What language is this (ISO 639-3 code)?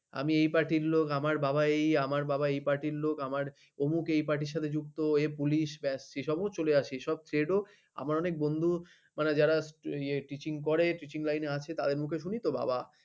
ben